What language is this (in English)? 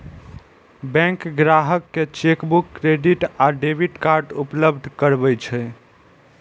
Maithili